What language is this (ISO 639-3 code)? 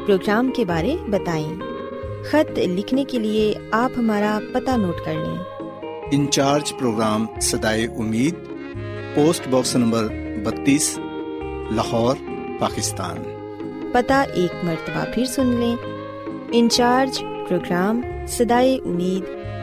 urd